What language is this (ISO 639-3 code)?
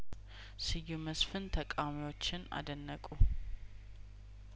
amh